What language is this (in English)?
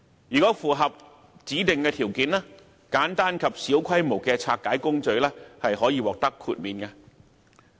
Cantonese